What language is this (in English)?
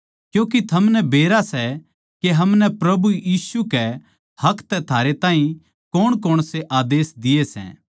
Haryanvi